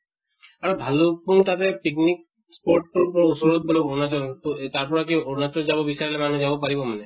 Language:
Assamese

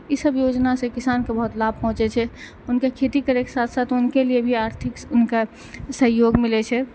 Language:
Maithili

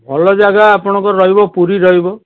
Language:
Odia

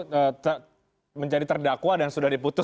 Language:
Indonesian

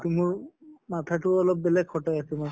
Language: Assamese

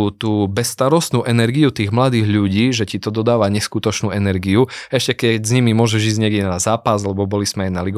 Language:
Slovak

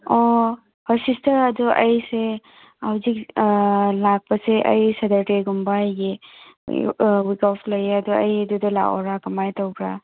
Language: Manipuri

